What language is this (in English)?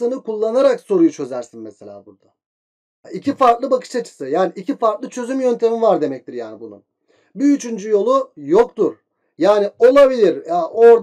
Turkish